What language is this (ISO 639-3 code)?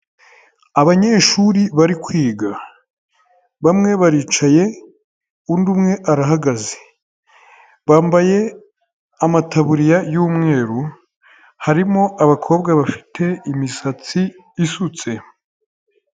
kin